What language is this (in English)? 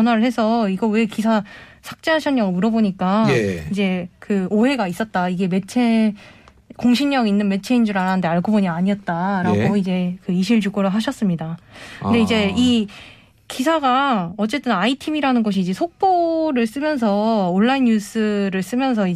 Korean